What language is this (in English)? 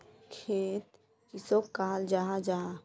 Magahi